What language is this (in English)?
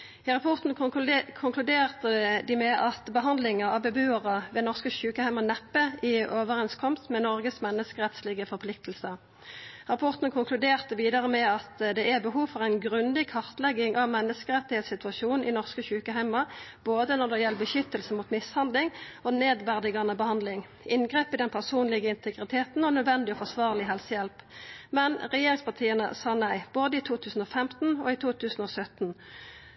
Norwegian Nynorsk